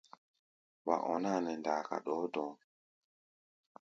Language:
Gbaya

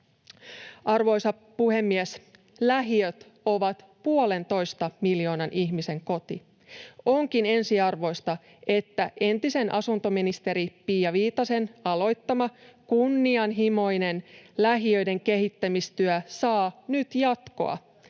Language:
Finnish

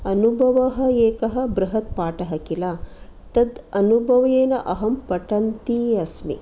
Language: Sanskrit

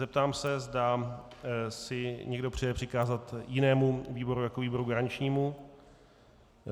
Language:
Czech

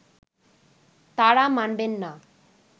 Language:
Bangla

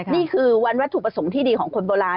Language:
Thai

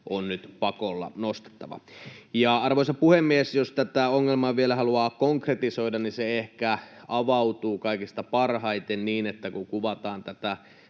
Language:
Finnish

